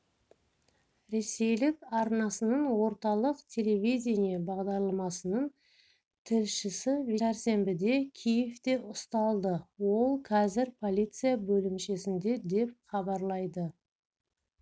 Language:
Kazakh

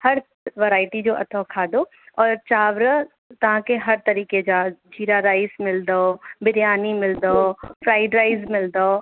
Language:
Sindhi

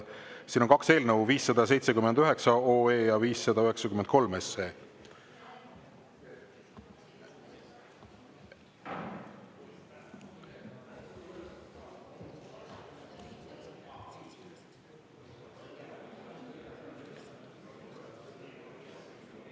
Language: Estonian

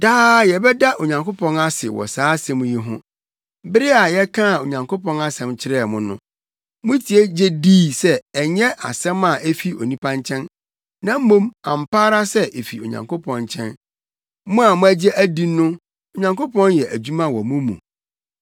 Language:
Akan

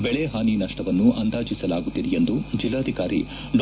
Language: Kannada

